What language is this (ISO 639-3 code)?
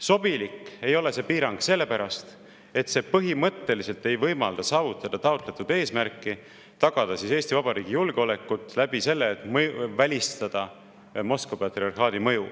est